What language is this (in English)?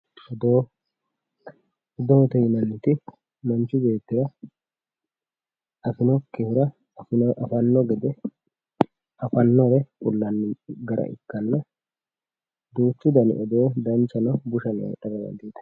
Sidamo